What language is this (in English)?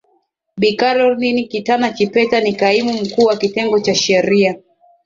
Swahili